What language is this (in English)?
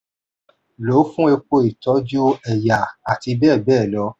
Yoruba